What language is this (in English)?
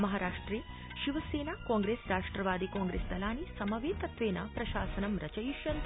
Sanskrit